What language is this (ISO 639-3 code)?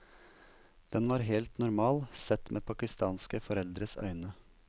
nor